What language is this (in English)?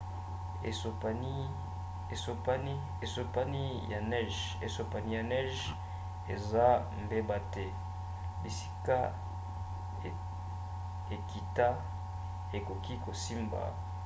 Lingala